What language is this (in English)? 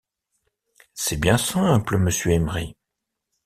French